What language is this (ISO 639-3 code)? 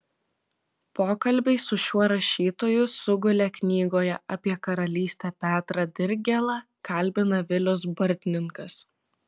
lit